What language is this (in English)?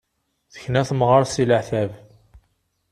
Kabyle